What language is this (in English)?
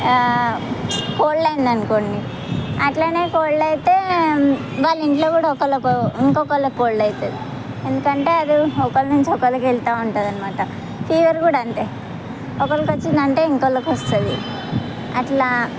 Telugu